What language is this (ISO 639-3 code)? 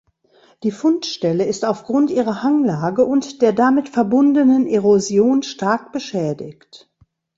deu